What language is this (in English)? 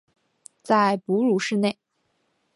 Chinese